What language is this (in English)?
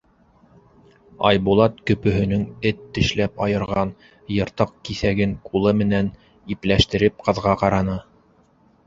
Bashkir